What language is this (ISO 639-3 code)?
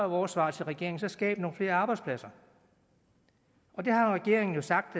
dan